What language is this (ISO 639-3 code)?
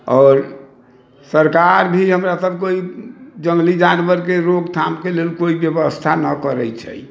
mai